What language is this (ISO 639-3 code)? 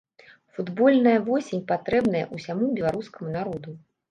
bel